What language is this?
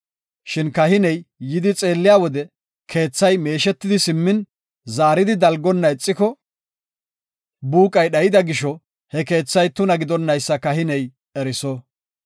Gofa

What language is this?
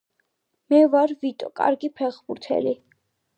Georgian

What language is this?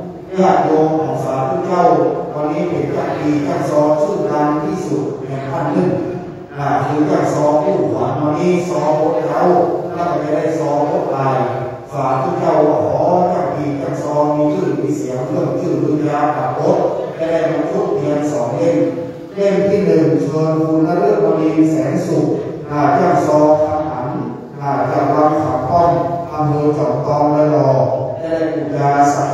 Thai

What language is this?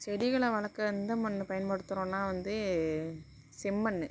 Tamil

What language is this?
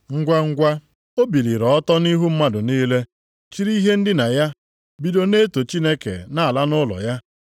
Igbo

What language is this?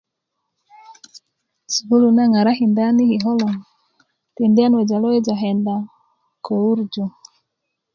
Kuku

